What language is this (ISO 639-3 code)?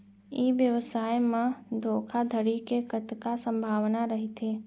hne